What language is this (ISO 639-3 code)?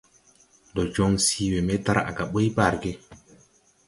tui